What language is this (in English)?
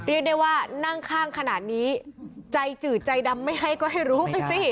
Thai